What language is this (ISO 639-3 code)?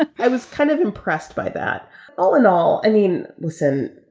eng